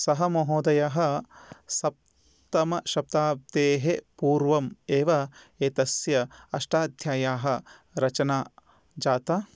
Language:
Sanskrit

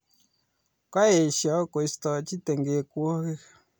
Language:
Kalenjin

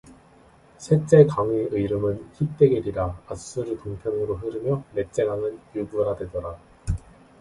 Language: Korean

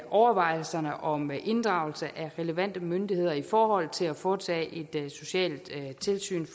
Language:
Danish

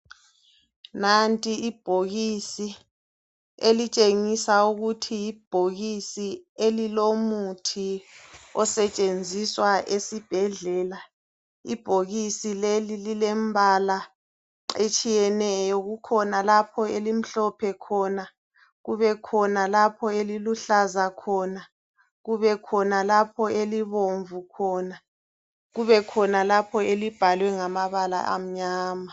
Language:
North Ndebele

